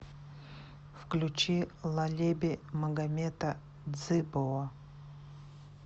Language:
Russian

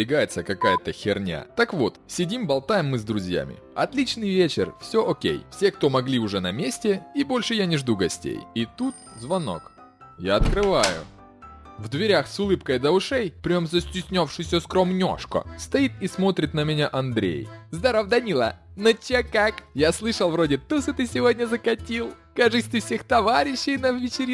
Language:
Russian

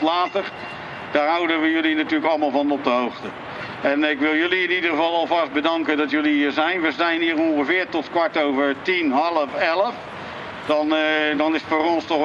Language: Dutch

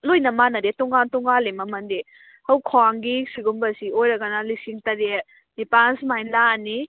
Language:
Manipuri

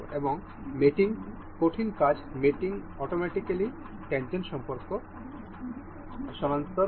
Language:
Bangla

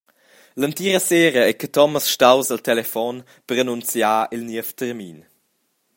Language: Romansh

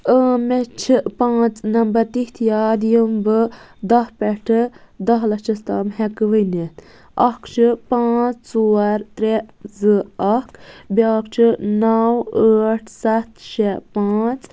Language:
Kashmiri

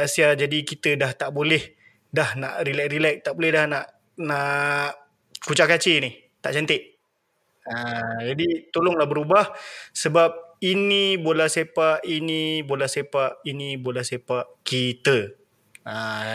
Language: Malay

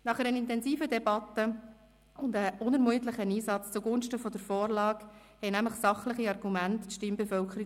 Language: Swiss German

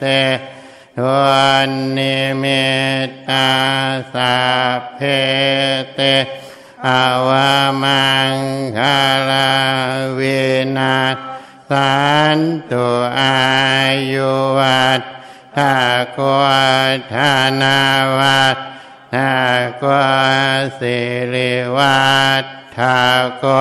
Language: Thai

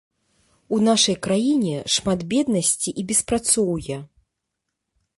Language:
Belarusian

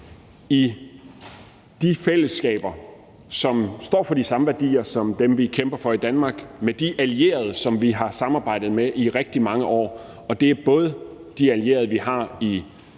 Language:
Danish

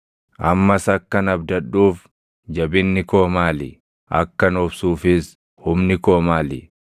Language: Oromo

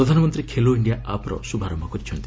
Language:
Odia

